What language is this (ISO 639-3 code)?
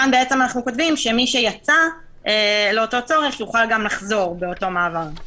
heb